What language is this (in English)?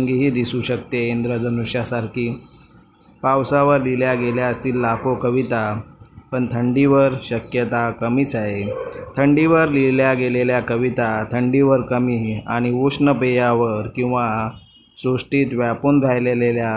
Marathi